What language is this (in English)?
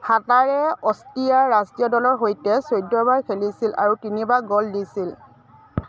Assamese